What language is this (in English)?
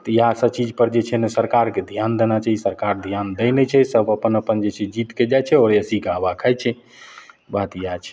Maithili